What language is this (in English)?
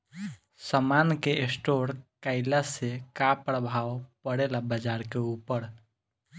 Bhojpuri